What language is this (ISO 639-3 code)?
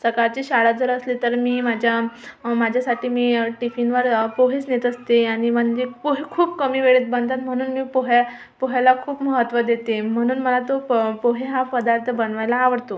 mar